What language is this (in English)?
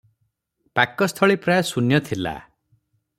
Odia